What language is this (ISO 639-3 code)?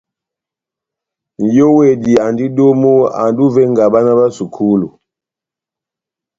bnm